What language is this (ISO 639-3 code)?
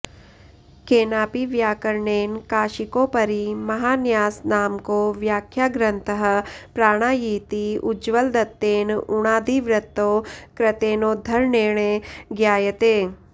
san